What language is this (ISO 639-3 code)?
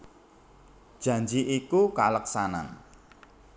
jav